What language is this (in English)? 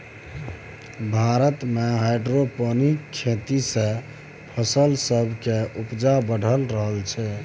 Maithili